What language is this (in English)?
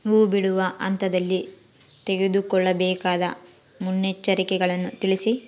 Kannada